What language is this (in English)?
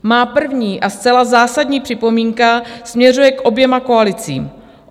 Czech